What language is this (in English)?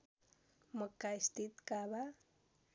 Nepali